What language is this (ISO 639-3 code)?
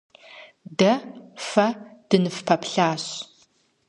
kbd